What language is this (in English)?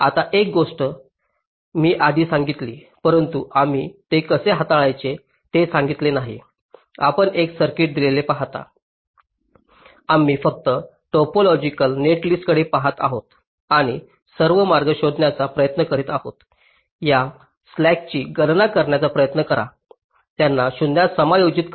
Marathi